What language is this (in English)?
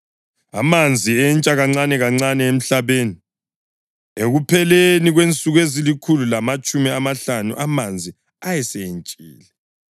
North Ndebele